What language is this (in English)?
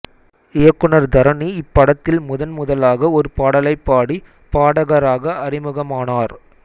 Tamil